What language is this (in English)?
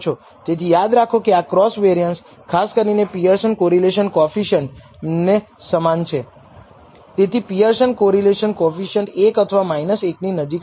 Gujarati